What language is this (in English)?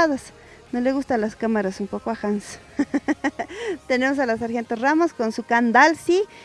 Spanish